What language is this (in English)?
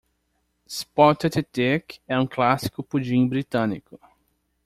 Portuguese